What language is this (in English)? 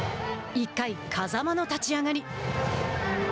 Japanese